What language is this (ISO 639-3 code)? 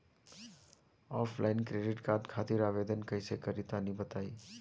bho